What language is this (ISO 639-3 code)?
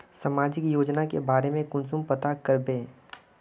mag